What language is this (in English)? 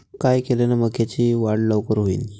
Marathi